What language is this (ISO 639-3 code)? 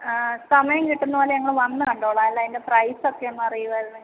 mal